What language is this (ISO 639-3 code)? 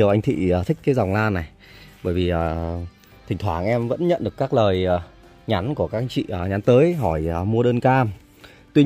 vie